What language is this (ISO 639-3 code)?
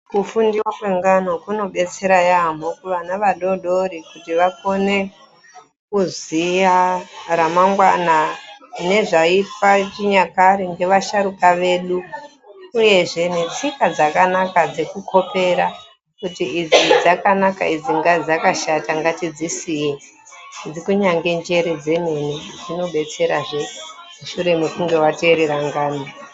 ndc